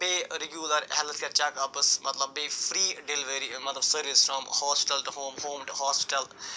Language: Kashmiri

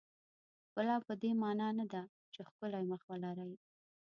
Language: Pashto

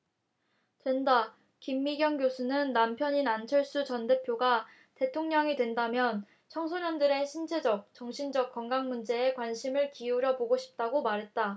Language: Korean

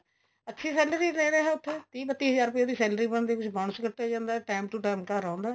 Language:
Punjabi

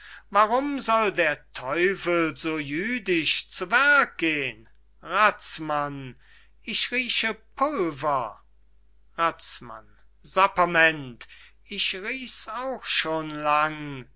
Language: German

